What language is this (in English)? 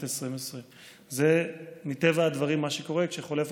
Hebrew